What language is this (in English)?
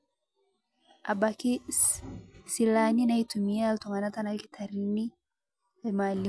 Masai